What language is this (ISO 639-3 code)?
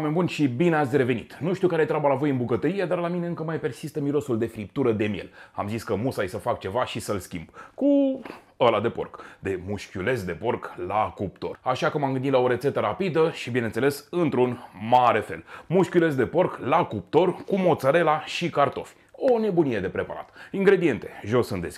ron